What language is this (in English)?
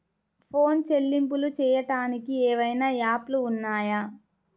Telugu